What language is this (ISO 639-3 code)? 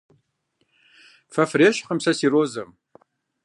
kbd